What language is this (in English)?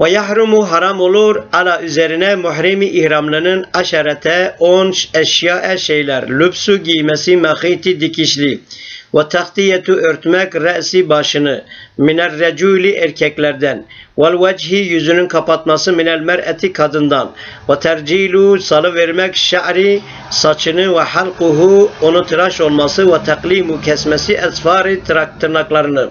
Turkish